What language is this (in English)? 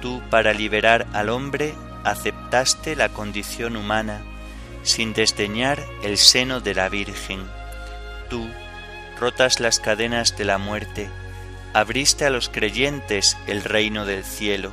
Spanish